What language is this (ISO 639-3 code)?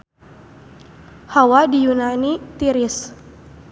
sun